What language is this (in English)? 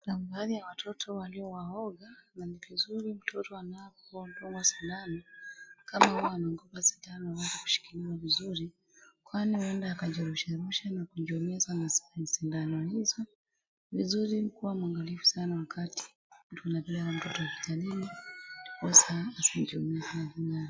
Swahili